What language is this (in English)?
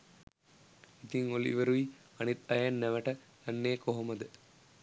Sinhala